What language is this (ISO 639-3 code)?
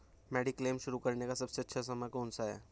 hin